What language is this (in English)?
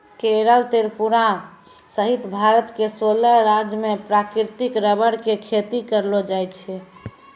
Maithili